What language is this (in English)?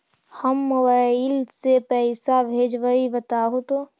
Magahi